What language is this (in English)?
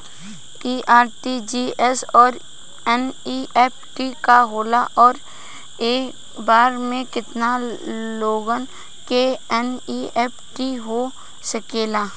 Bhojpuri